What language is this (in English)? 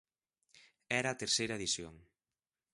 Galician